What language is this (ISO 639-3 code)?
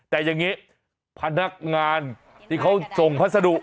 tha